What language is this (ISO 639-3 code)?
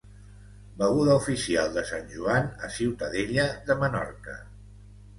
cat